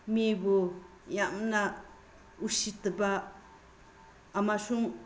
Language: Manipuri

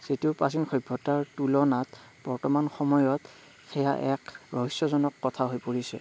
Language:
Assamese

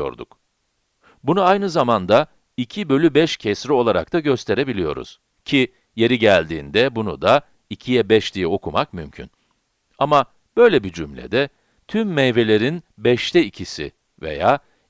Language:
Turkish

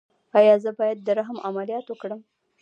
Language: Pashto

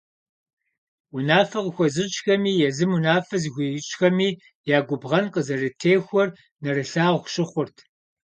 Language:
Kabardian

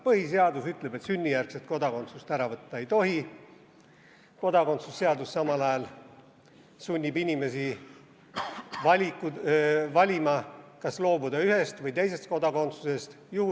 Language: Estonian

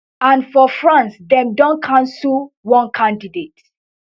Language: Nigerian Pidgin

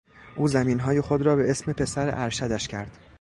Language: Persian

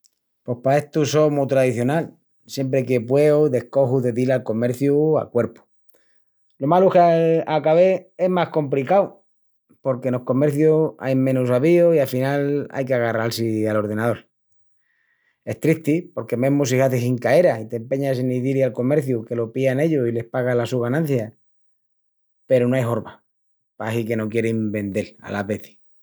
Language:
Extremaduran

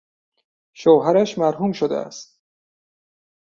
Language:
Persian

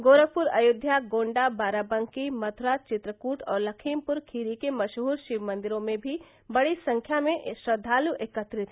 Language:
Hindi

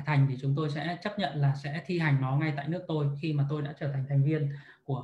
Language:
Vietnamese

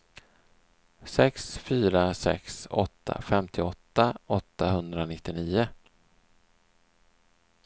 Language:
Swedish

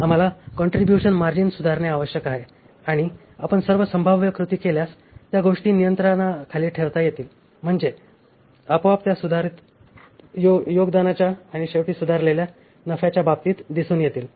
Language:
Marathi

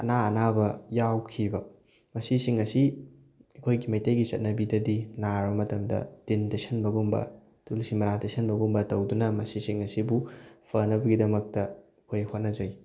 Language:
Manipuri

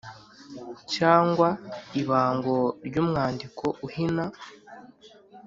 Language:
Kinyarwanda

